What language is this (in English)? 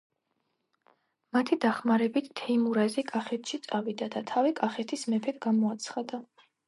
Georgian